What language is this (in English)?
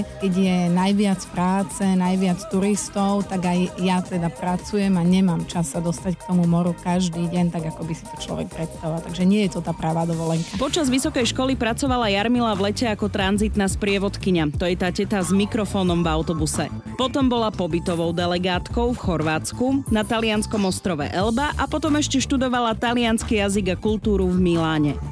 Slovak